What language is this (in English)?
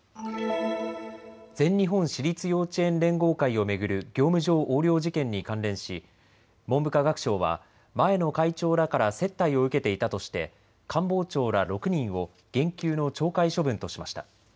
Japanese